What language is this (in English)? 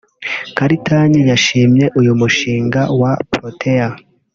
Kinyarwanda